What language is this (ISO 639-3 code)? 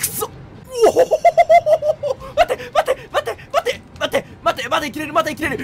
jpn